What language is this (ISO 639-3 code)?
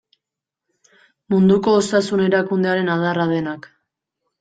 eus